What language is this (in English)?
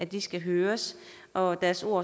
Danish